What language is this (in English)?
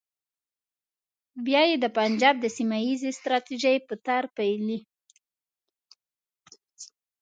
Pashto